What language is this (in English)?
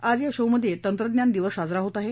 Marathi